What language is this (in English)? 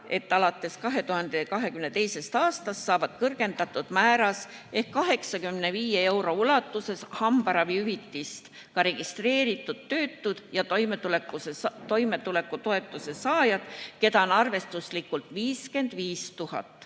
Estonian